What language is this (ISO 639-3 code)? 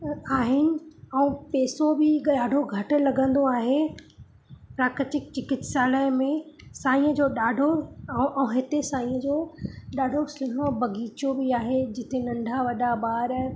snd